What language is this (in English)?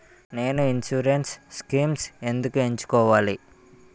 Telugu